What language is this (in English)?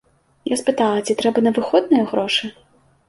Belarusian